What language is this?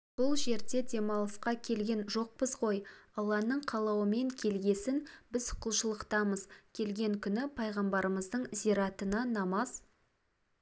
Kazakh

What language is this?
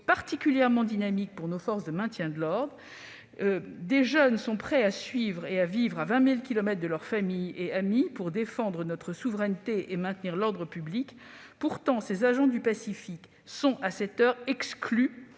French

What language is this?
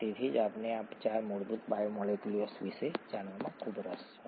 Gujarati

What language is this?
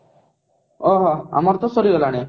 Odia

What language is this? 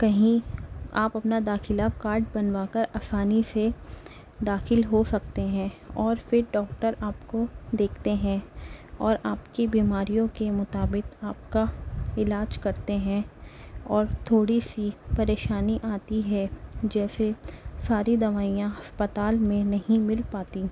Urdu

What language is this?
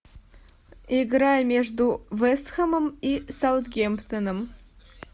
Russian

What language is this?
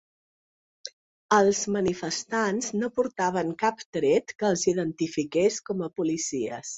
Catalan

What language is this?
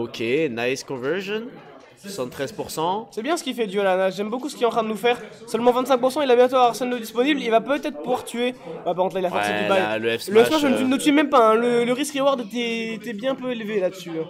French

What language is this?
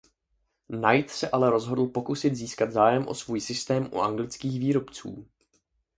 Czech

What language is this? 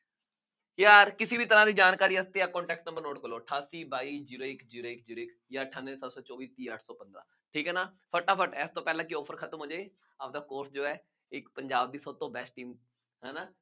Punjabi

